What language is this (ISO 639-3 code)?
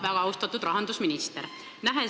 est